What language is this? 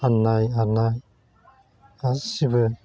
Bodo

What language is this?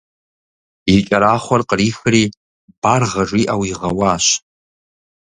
Kabardian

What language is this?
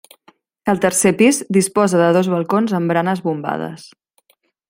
Catalan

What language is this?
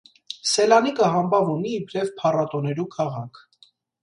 Armenian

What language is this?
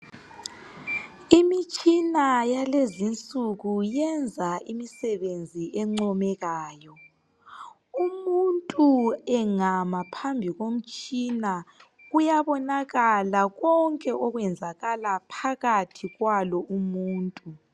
North Ndebele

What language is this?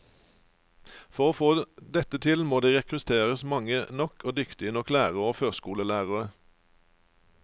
Norwegian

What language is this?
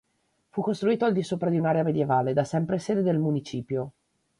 Italian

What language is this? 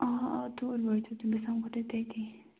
Kashmiri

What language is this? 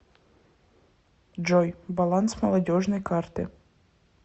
Russian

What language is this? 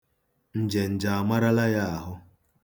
Igbo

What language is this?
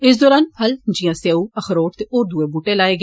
Dogri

